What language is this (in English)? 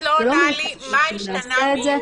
Hebrew